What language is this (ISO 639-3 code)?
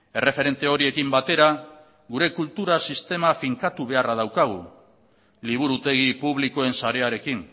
eus